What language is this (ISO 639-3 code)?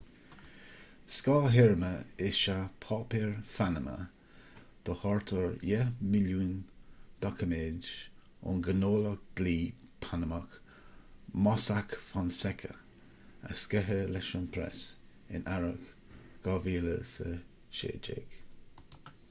gle